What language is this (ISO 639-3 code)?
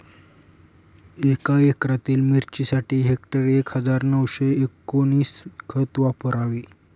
mar